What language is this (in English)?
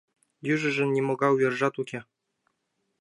Mari